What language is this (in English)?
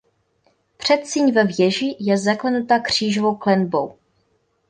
Czech